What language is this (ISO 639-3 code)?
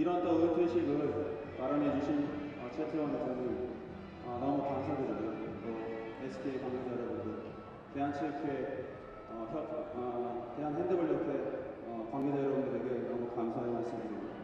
kor